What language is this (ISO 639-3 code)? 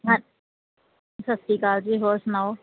pan